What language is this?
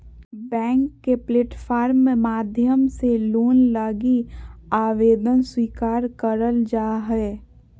Magahi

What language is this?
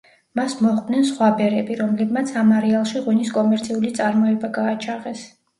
Georgian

